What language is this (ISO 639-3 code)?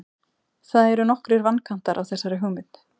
isl